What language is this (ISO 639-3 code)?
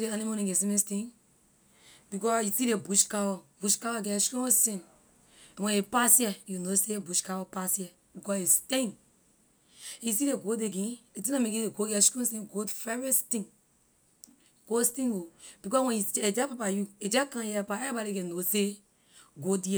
lir